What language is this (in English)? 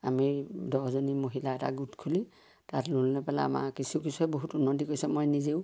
Assamese